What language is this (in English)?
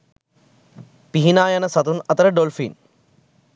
Sinhala